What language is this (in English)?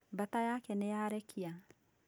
Kikuyu